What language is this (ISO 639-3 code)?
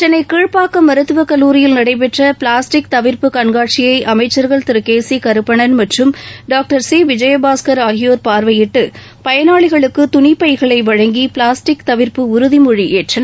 tam